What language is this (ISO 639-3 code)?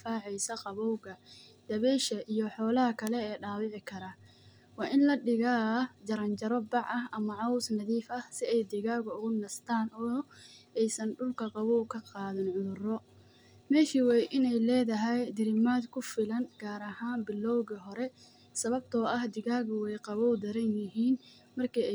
som